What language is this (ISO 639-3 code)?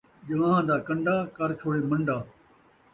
skr